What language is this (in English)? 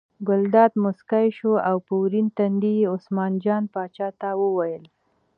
Pashto